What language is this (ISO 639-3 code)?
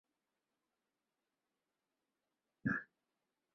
zho